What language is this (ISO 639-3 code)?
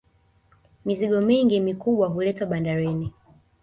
swa